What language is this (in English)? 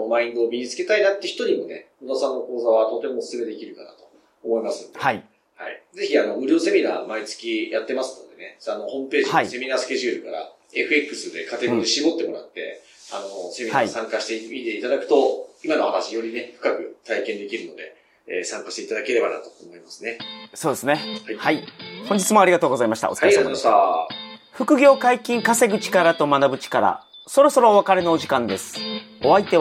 Japanese